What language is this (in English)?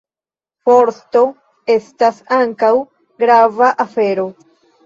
Esperanto